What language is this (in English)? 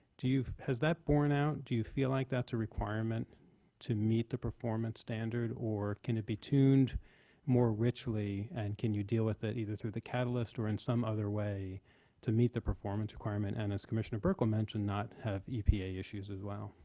English